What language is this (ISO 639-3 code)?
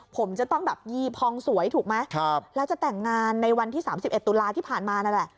tha